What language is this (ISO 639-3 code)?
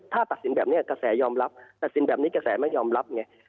tha